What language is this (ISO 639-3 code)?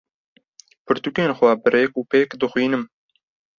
kur